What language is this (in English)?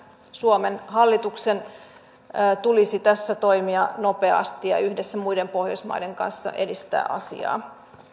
Finnish